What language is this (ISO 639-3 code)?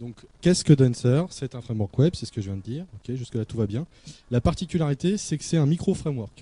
fra